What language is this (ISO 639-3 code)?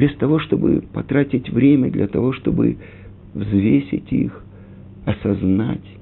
rus